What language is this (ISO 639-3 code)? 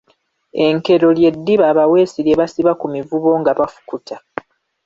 lug